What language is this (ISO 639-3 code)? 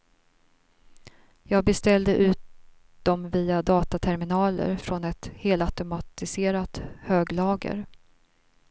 swe